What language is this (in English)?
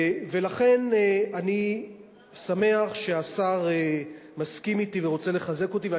Hebrew